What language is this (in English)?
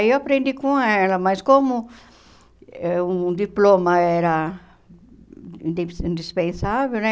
Portuguese